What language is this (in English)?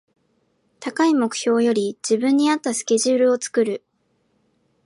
Japanese